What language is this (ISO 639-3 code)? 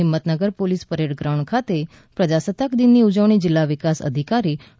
guj